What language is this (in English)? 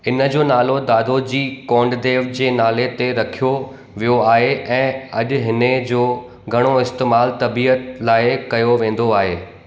Sindhi